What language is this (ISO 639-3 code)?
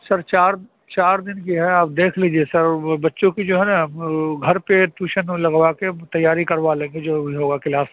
urd